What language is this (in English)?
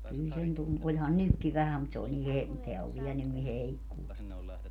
Finnish